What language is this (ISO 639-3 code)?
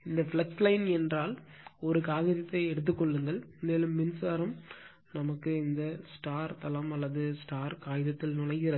tam